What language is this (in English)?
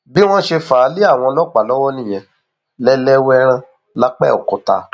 Yoruba